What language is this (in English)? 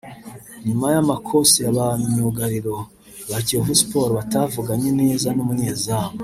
Kinyarwanda